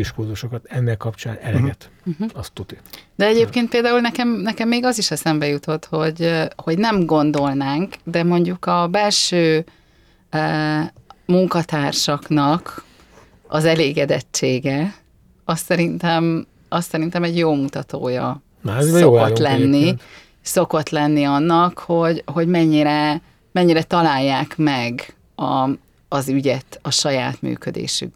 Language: Hungarian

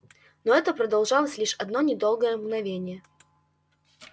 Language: Russian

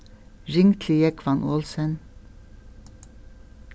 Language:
Faroese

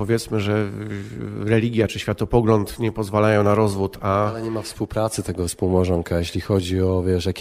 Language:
Polish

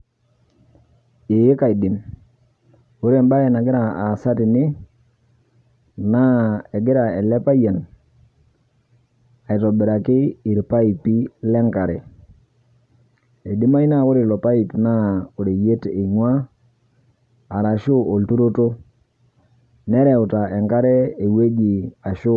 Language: Masai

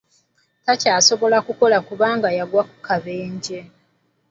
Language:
Ganda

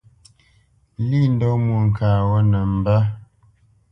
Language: Bamenyam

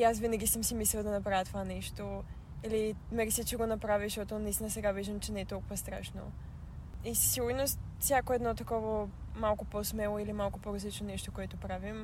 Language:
Bulgarian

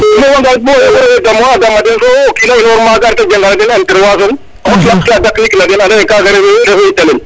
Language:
Serer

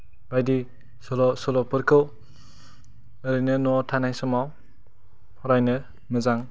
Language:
Bodo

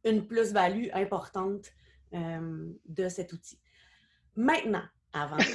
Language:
French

